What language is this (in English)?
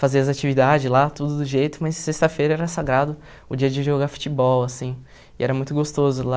Portuguese